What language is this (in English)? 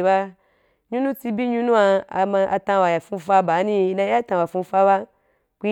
Wapan